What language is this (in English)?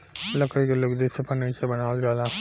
Bhojpuri